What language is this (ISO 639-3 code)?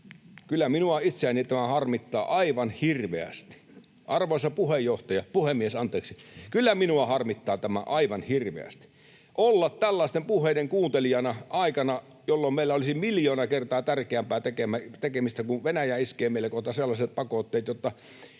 fin